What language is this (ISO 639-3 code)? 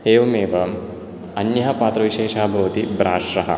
san